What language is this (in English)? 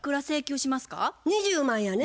Japanese